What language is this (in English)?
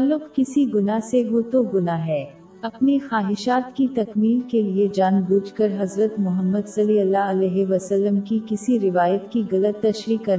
Urdu